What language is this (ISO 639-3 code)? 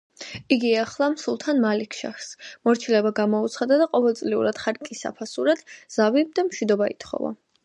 kat